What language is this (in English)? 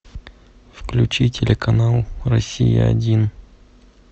Russian